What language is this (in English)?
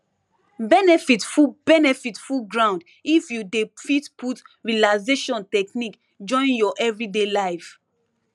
Nigerian Pidgin